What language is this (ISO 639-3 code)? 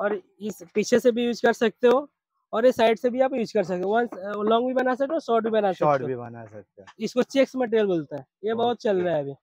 hin